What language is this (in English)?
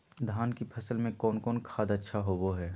Magahi